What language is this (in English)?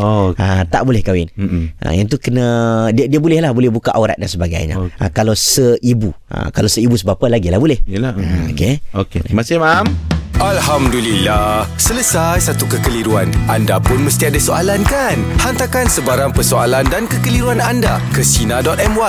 Malay